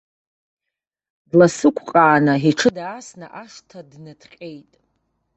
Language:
Abkhazian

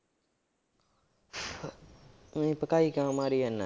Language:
Punjabi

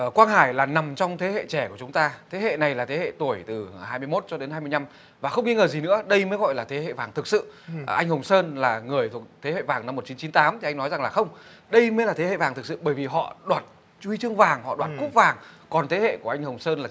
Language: Vietnamese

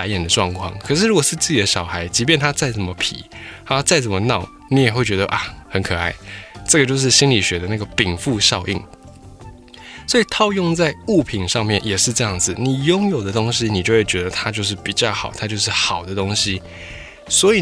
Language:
Chinese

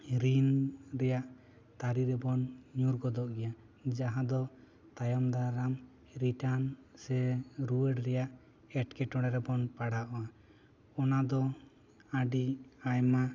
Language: Santali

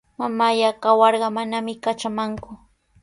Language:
Sihuas Ancash Quechua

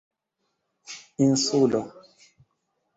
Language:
Esperanto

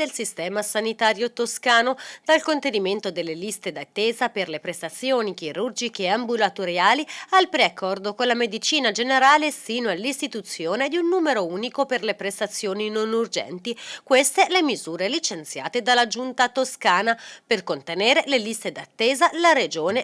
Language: Italian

